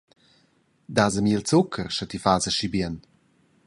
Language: Romansh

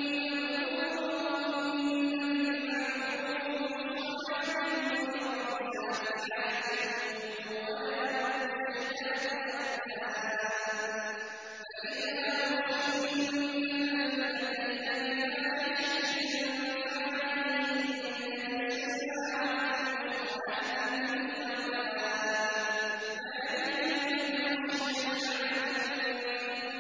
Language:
Arabic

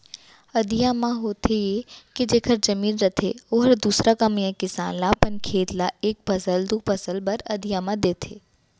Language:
Chhattisgarhi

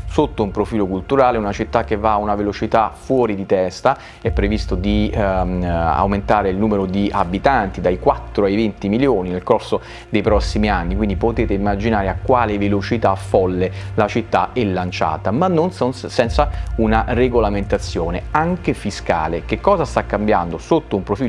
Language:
Italian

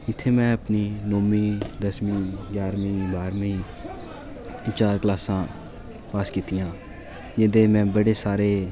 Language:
Dogri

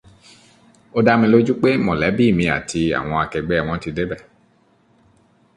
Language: Yoruba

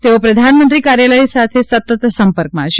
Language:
Gujarati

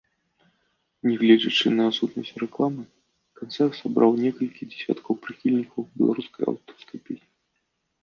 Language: Belarusian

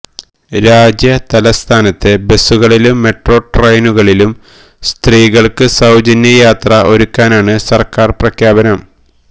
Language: Malayalam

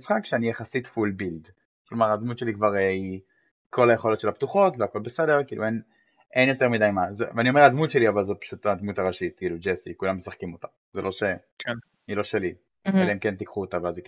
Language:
Hebrew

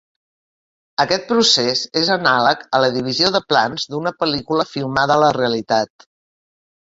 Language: Catalan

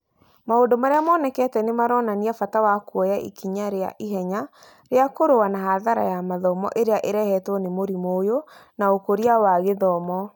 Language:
Kikuyu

